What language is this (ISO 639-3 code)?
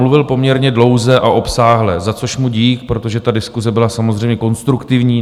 ces